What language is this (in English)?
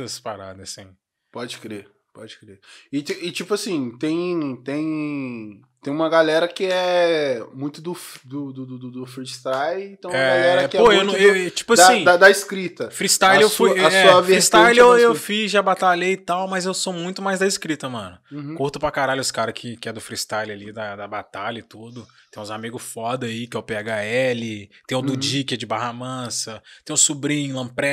Portuguese